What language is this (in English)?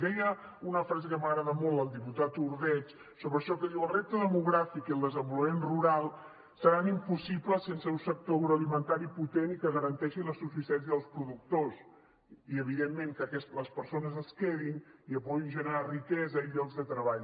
Catalan